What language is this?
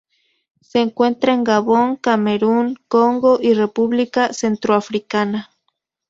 Spanish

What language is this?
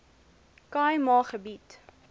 Afrikaans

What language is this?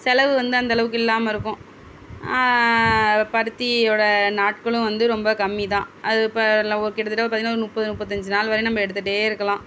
Tamil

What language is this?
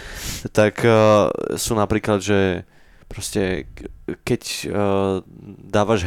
Slovak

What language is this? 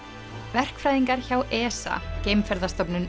Icelandic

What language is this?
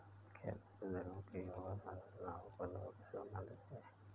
Hindi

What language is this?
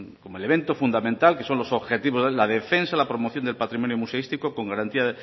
Spanish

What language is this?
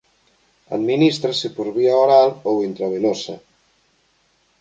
Galician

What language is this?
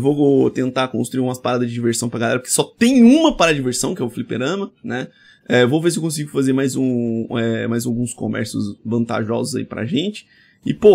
Portuguese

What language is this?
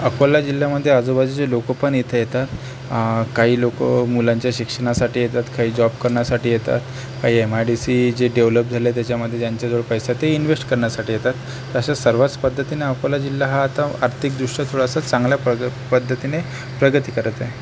Marathi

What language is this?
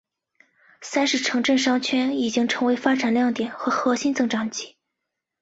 Chinese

